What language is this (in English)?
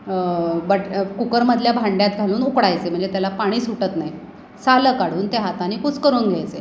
Marathi